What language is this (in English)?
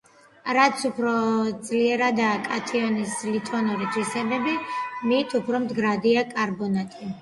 Georgian